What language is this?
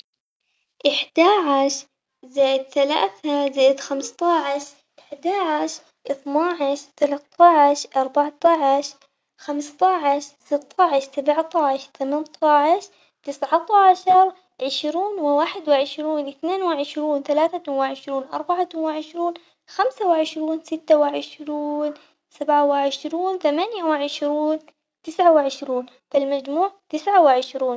Omani Arabic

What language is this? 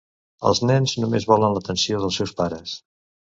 Catalan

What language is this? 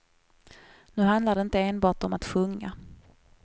Swedish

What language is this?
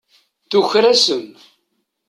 Kabyle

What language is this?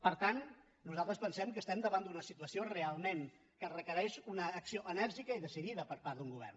Catalan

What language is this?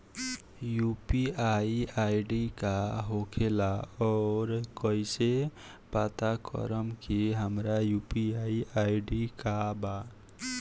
Bhojpuri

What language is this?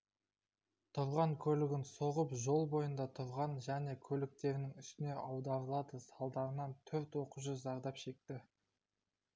Kazakh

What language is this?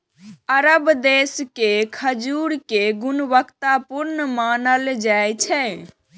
Maithili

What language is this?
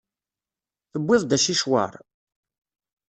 Kabyle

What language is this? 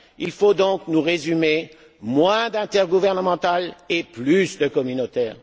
French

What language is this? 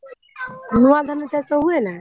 Odia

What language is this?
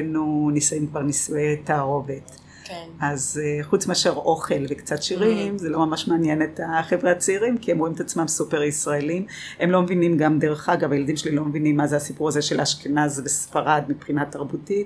Hebrew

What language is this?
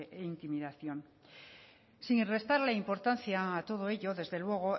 Spanish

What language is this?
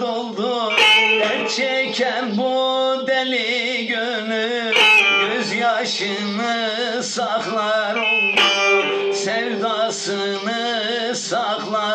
Turkish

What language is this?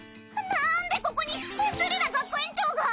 Japanese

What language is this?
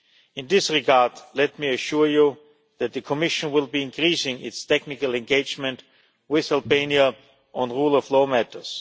English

